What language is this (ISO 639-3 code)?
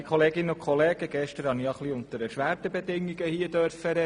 gsw